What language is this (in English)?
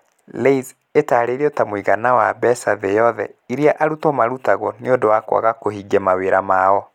Kikuyu